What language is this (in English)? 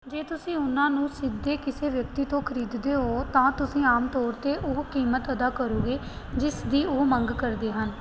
Punjabi